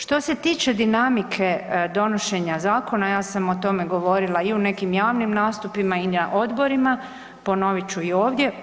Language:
Croatian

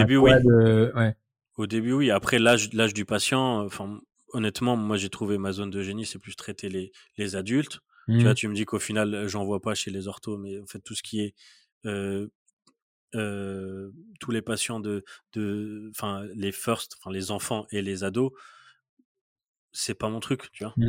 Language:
French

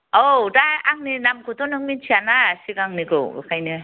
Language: Bodo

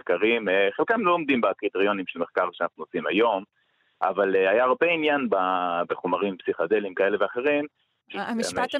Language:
Hebrew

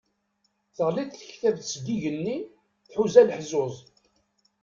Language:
Kabyle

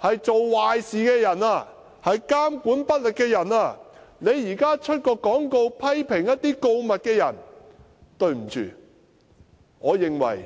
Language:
Cantonese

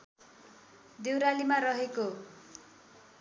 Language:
Nepali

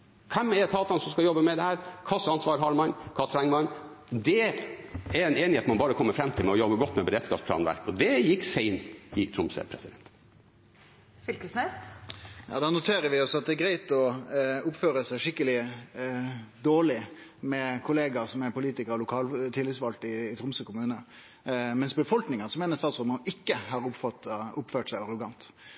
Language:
Norwegian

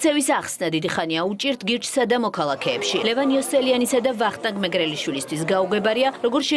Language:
Romanian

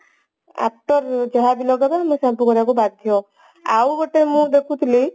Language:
Odia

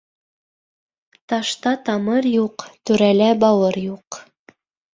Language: Bashkir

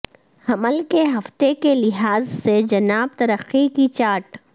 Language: Urdu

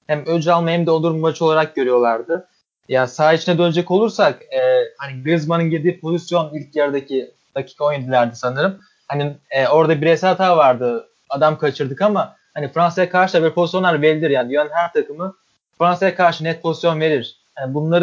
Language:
Turkish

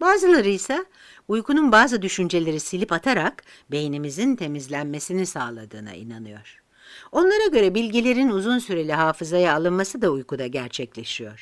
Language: Turkish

